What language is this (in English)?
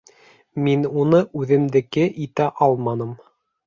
Bashkir